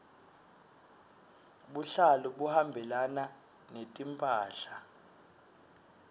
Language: Swati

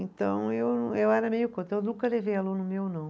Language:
Portuguese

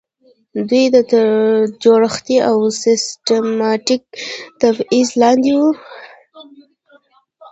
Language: Pashto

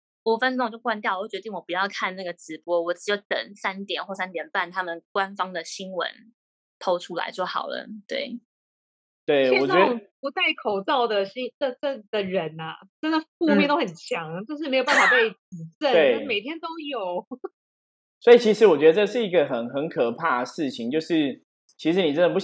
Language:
Chinese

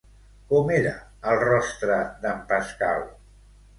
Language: Catalan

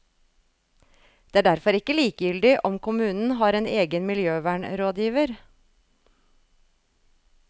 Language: Norwegian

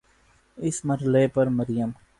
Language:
Urdu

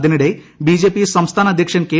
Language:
Malayalam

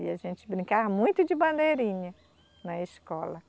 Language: Portuguese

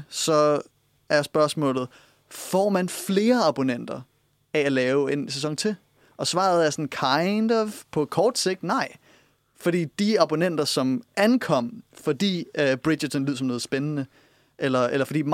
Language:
Danish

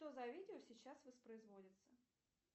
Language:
Russian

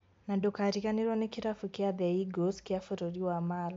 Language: Kikuyu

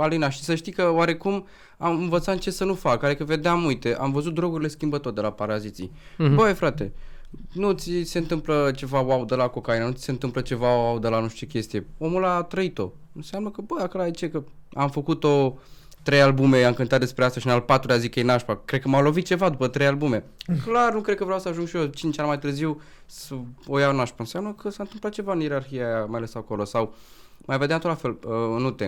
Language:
Romanian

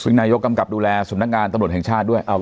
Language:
Thai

